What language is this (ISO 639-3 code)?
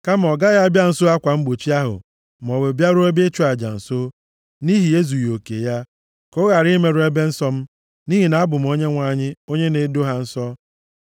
ibo